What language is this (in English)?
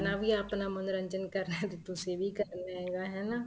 Punjabi